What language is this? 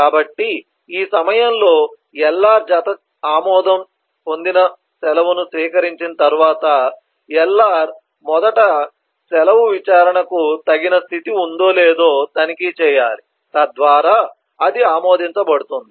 Telugu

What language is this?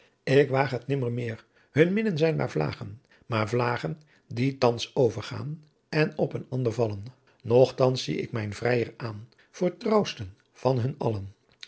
Dutch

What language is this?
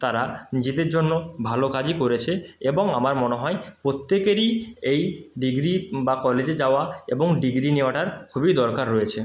Bangla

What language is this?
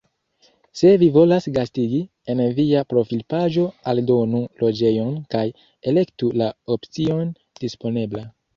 Esperanto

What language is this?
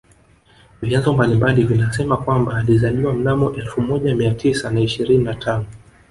Swahili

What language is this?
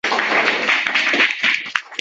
Uzbek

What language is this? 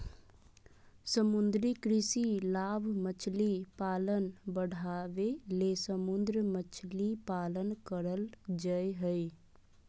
Magahi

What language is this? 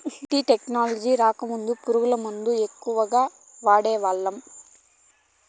Telugu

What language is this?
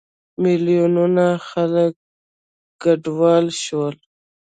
Pashto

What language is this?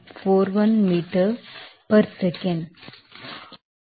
Telugu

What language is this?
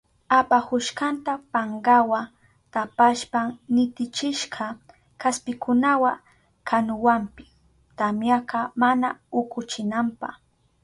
Southern Pastaza Quechua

